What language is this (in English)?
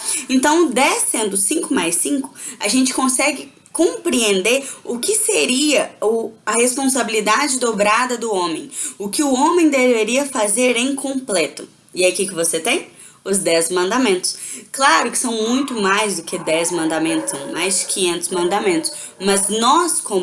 Portuguese